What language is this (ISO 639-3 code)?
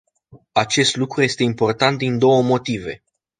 ron